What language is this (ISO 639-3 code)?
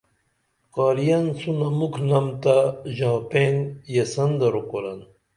dml